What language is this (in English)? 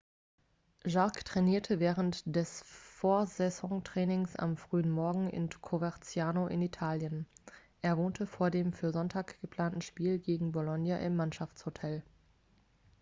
German